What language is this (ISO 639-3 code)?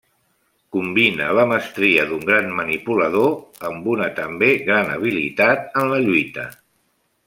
cat